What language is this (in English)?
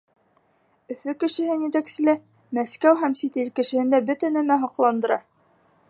Bashkir